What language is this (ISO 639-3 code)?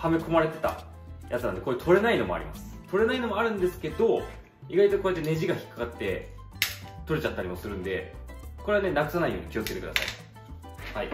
jpn